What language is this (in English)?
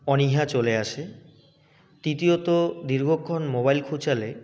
Bangla